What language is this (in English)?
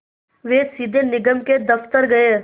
Hindi